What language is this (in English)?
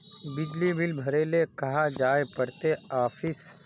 Magahi